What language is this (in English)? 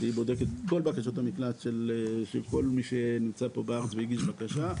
Hebrew